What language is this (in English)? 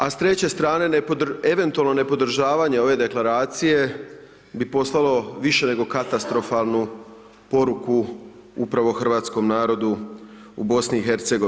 Croatian